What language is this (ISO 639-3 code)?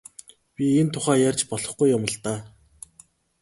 mon